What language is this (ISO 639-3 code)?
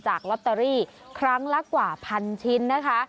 tha